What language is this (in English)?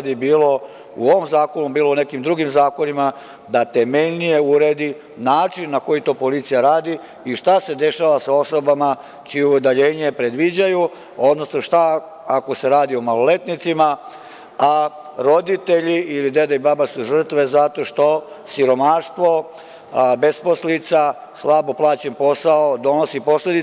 Serbian